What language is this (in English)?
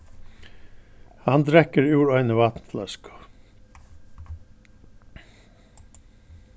Faroese